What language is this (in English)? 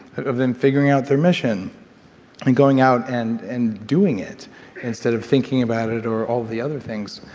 English